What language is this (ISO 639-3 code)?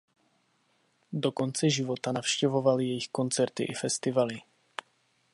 ces